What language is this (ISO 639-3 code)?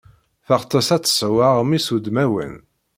kab